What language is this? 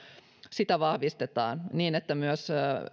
Finnish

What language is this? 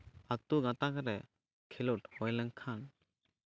Santali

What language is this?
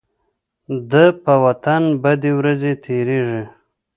Pashto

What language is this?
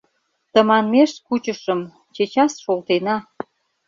Mari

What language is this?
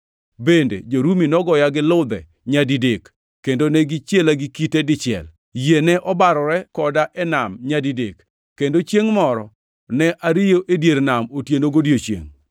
Luo (Kenya and Tanzania)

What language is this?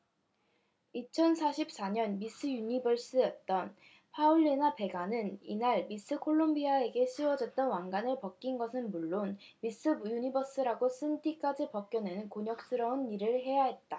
Korean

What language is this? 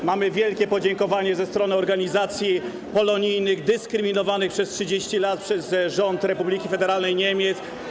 Polish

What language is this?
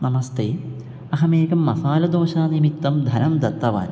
Sanskrit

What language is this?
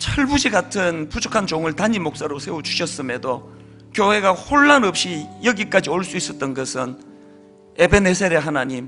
Korean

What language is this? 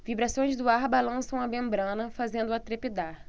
Portuguese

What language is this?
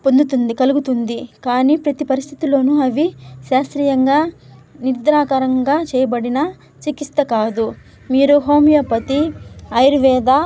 Telugu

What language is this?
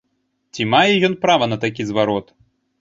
Belarusian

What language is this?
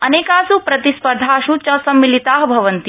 Sanskrit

